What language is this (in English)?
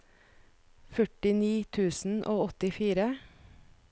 Norwegian